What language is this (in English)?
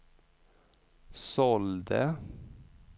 Swedish